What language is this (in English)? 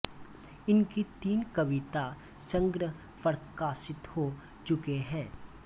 Hindi